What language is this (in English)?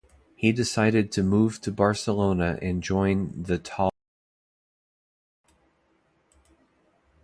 English